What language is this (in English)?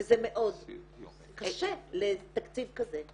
Hebrew